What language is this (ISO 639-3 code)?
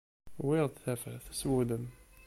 kab